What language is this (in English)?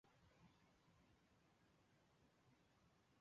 Chinese